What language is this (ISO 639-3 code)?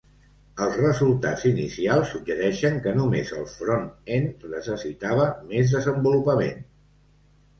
cat